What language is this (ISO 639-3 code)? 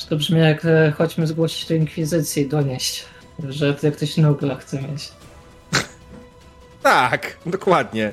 pol